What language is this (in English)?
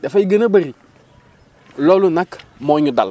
Wolof